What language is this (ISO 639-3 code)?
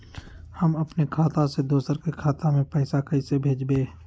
mag